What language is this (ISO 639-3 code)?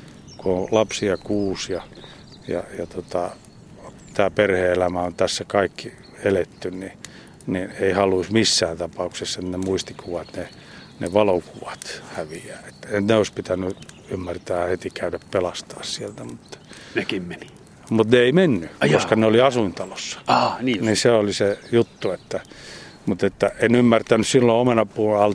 fin